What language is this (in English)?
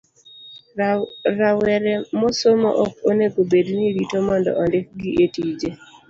Luo (Kenya and Tanzania)